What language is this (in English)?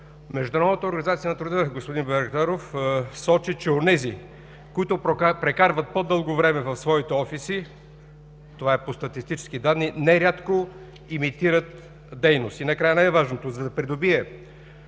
Bulgarian